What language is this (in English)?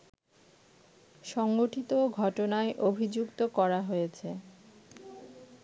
Bangla